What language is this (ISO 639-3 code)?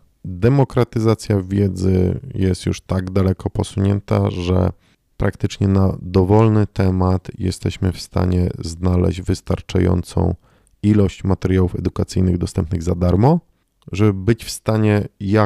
pol